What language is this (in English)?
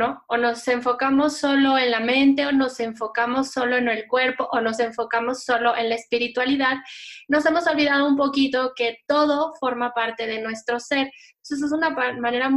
Spanish